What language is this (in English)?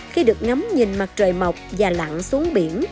Vietnamese